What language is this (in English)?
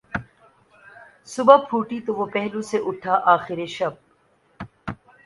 Urdu